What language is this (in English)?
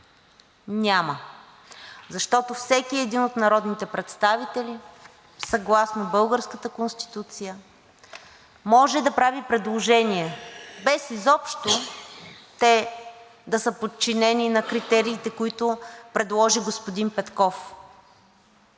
Bulgarian